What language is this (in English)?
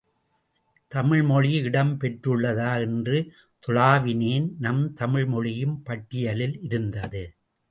Tamil